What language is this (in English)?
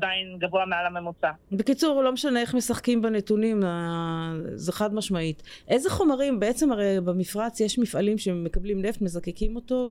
Hebrew